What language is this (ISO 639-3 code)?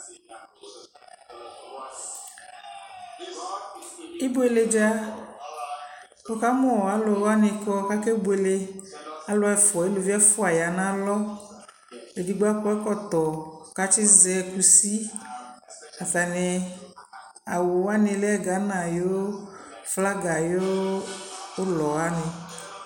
kpo